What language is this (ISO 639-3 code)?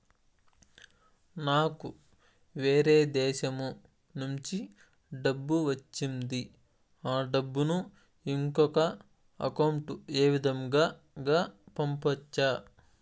tel